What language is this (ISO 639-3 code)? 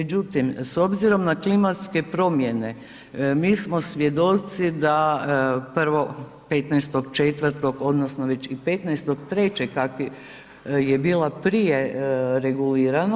hrv